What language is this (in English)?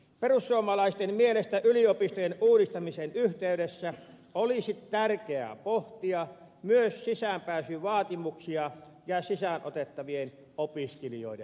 Finnish